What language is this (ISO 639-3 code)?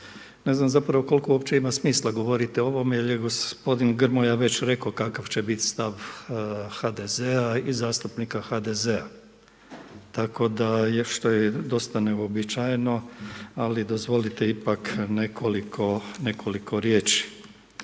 hrv